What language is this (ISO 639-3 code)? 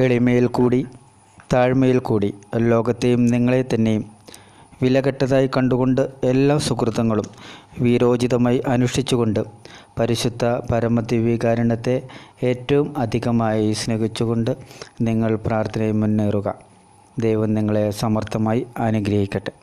mal